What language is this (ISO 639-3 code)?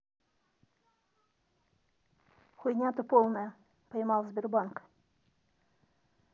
rus